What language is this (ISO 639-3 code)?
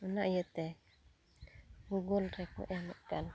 sat